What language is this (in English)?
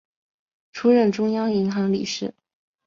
Chinese